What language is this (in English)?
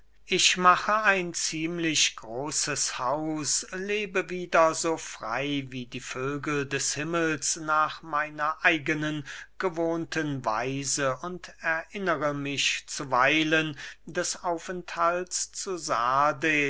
German